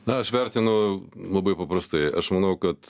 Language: Lithuanian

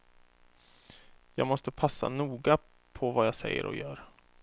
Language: Swedish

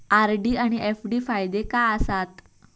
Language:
Marathi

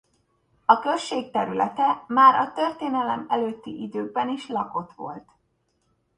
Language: Hungarian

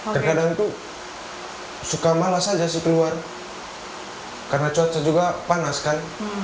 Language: Indonesian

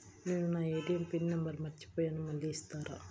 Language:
Telugu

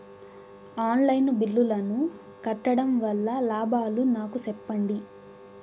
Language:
Telugu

